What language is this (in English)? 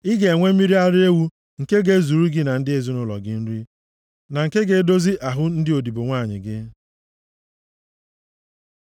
Igbo